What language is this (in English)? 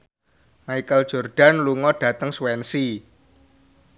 Javanese